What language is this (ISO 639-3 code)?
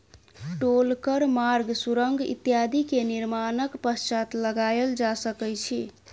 mai